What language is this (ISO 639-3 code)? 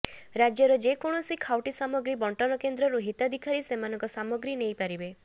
ori